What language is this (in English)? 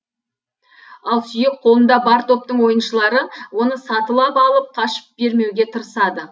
Kazakh